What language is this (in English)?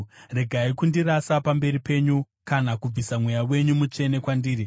Shona